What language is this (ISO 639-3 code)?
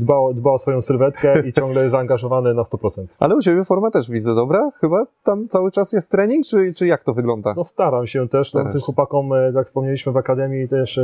pol